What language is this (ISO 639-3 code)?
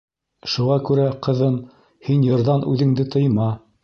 bak